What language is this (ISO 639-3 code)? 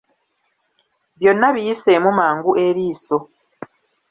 lug